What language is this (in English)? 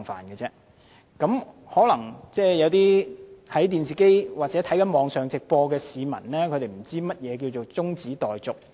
Cantonese